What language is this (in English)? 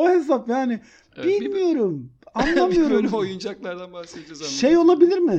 Turkish